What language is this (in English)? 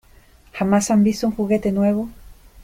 Spanish